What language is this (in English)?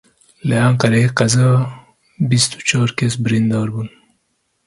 Kurdish